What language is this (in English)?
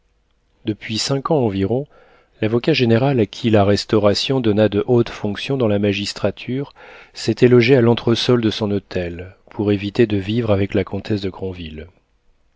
French